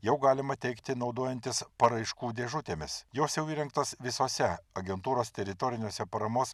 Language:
Lithuanian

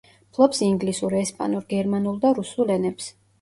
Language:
Georgian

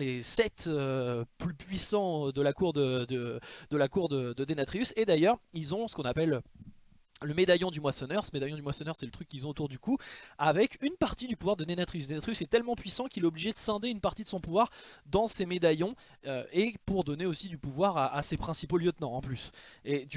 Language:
French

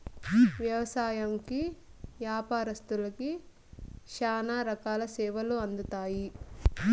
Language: Telugu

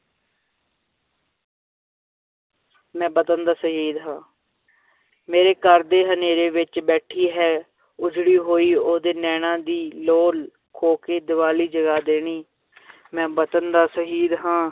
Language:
Punjabi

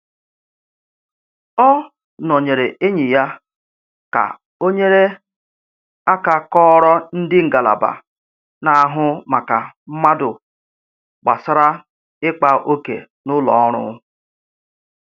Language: Igbo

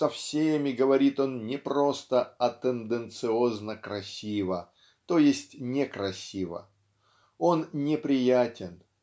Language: Russian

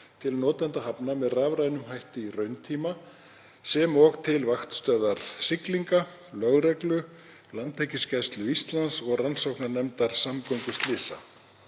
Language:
Icelandic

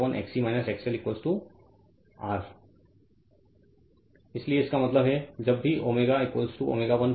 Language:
Hindi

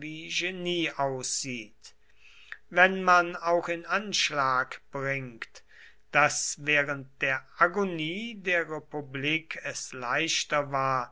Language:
German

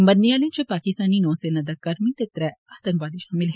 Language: Dogri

